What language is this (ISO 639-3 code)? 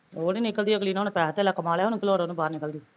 pan